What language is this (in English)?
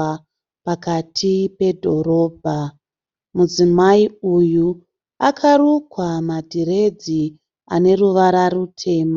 Shona